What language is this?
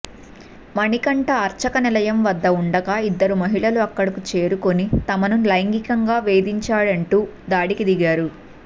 Telugu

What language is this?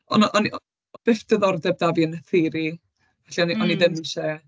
Welsh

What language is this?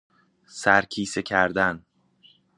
Persian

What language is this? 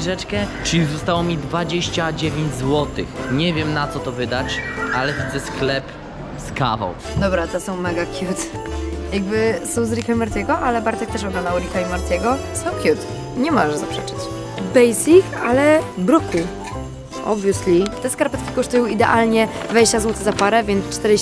Polish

